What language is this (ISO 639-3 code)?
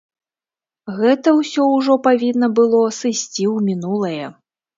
bel